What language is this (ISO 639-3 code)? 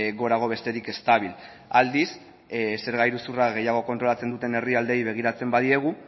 eus